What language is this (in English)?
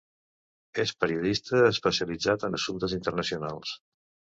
Catalan